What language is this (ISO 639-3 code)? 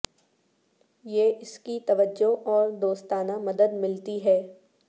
urd